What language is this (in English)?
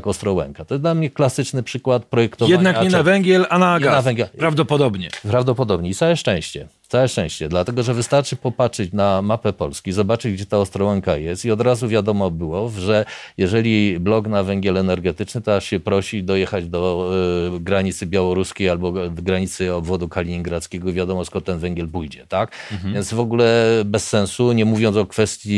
Polish